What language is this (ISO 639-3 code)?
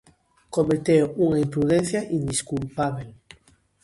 glg